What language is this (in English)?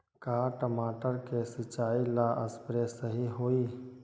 Magahi